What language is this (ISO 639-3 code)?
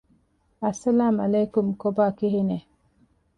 div